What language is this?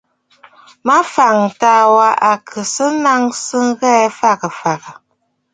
Bafut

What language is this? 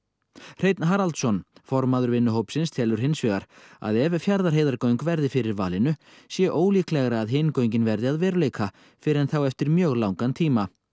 Icelandic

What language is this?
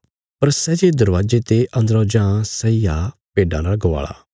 Bilaspuri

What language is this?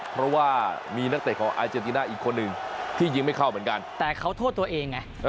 Thai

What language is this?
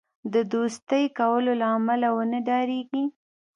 Pashto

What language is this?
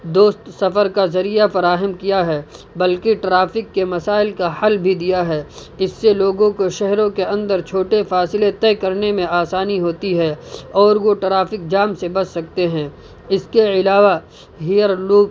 Urdu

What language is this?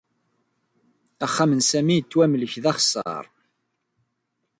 Kabyle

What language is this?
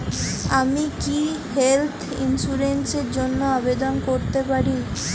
Bangla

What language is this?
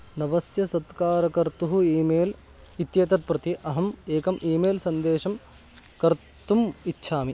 Sanskrit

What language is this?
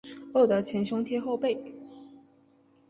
Chinese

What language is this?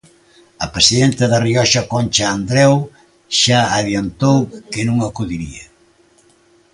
Galician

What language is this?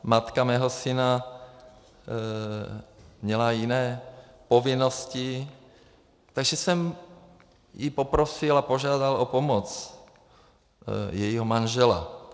Czech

